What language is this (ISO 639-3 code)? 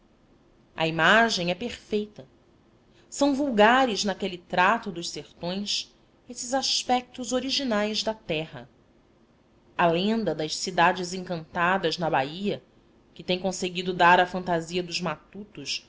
por